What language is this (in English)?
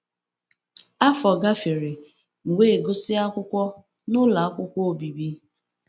Igbo